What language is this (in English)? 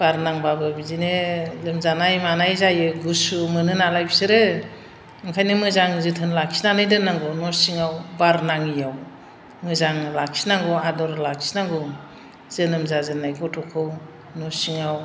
Bodo